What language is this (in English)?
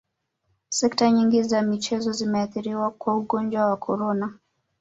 Swahili